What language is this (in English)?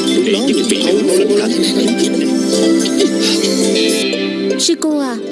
Vietnamese